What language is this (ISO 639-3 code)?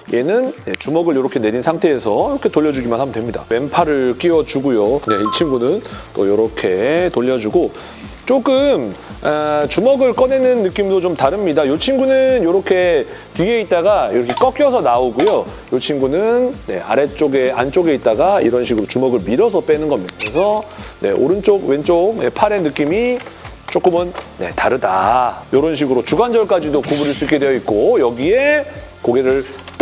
kor